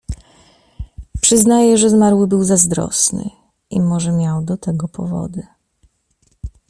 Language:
Polish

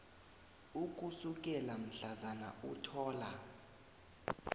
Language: South Ndebele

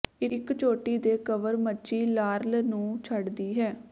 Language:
Punjabi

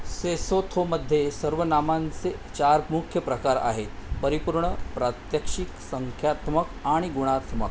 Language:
Marathi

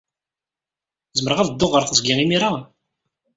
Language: Kabyle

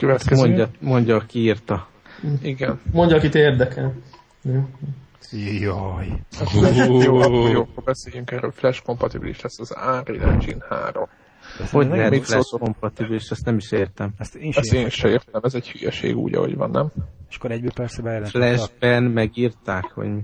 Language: Hungarian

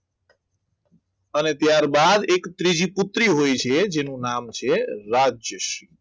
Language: Gujarati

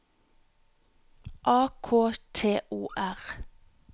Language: Norwegian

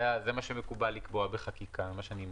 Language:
Hebrew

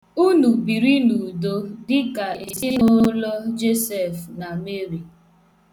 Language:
Igbo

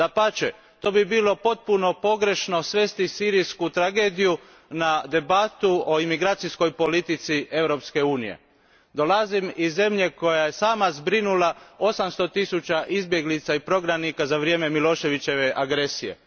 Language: Croatian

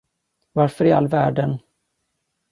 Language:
Swedish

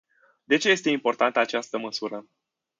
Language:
Romanian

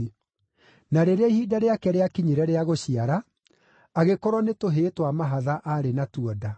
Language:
Kikuyu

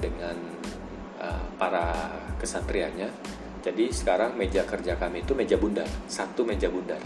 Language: Indonesian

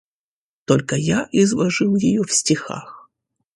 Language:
Russian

